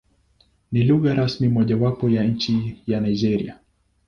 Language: Swahili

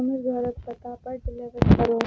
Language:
Maithili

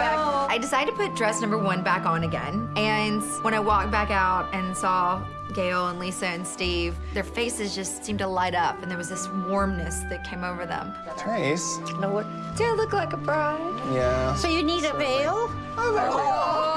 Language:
English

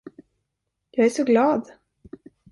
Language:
Swedish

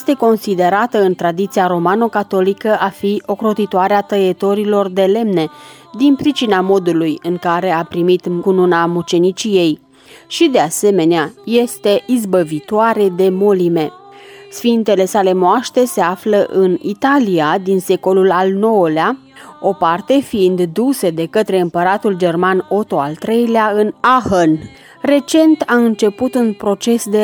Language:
Romanian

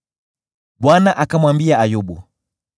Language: Swahili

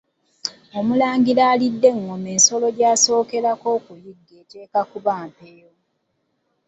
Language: Ganda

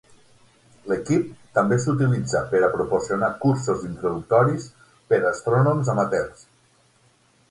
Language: Catalan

